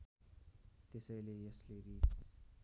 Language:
Nepali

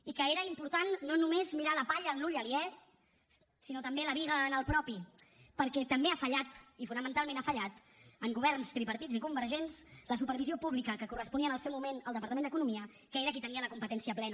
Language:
Catalan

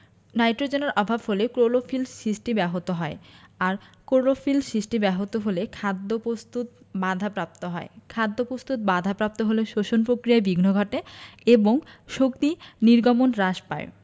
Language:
Bangla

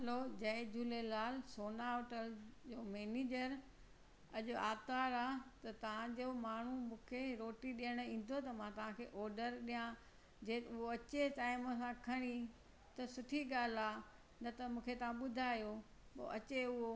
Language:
Sindhi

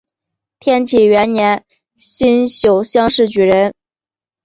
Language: Chinese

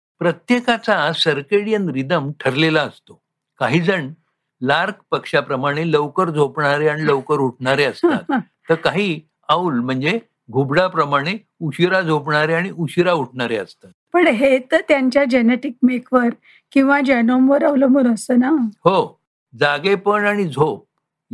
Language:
Marathi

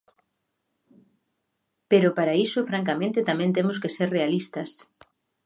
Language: Galician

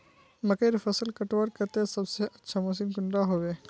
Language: Magahi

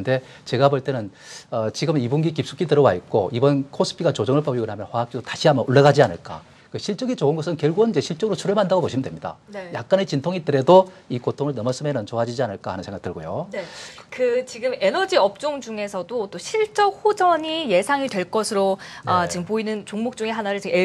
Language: Korean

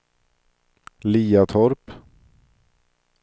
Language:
Swedish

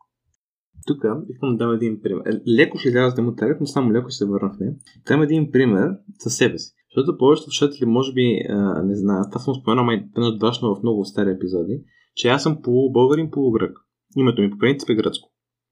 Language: Bulgarian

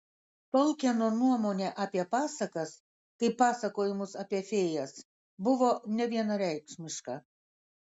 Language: Lithuanian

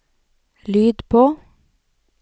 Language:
Norwegian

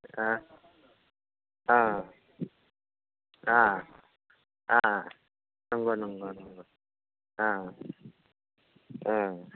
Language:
Bodo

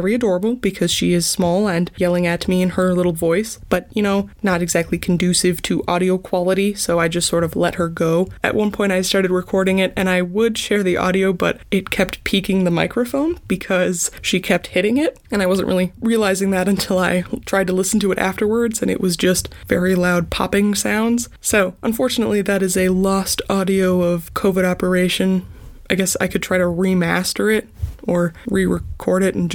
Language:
English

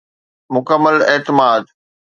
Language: Sindhi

